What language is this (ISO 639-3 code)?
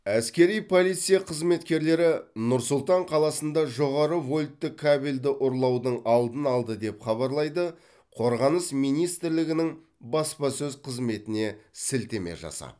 kaz